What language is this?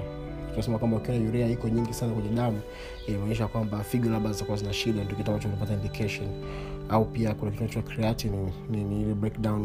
Swahili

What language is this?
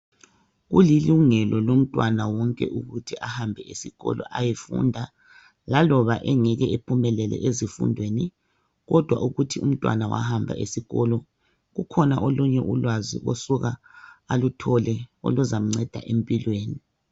North Ndebele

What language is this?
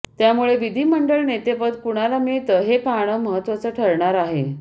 Marathi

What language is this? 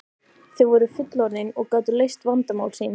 Icelandic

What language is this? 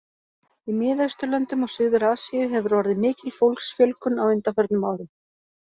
Icelandic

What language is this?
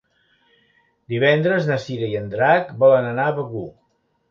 Catalan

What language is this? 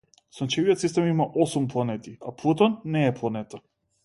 Macedonian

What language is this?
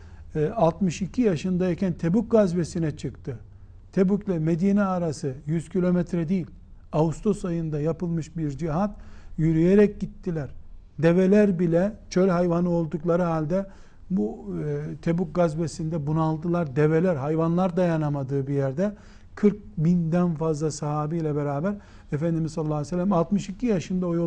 Turkish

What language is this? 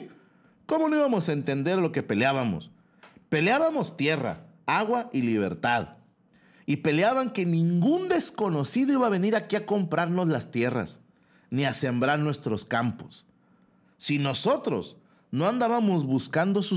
Spanish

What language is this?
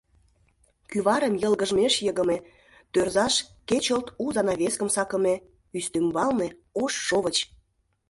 Mari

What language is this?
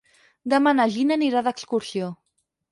Catalan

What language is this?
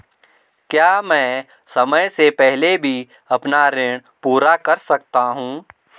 Hindi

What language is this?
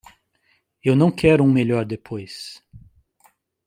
Portuguese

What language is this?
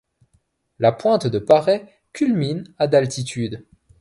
French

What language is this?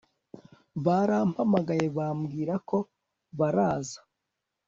Kinyarwanda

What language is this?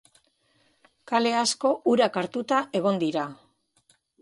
Basque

